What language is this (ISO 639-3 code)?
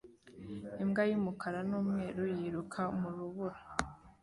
kin